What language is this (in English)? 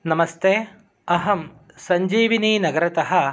Sanskrit